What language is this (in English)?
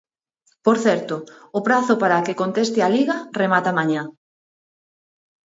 Galician